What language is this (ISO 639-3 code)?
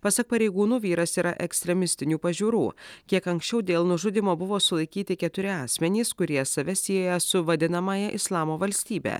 lit